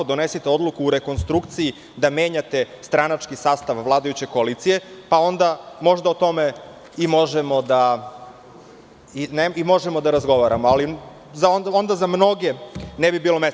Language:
Serbian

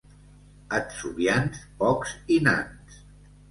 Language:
Catalan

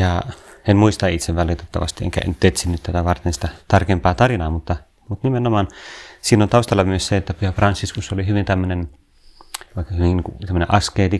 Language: Finnish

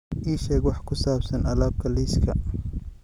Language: Somali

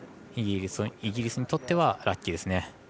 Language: Japanese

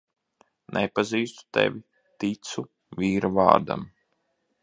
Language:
Latvian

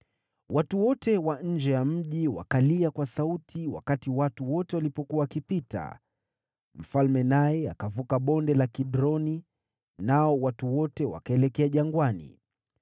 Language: Swahili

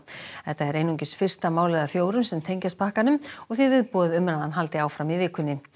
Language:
Icelandic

